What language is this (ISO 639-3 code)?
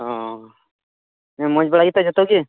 sat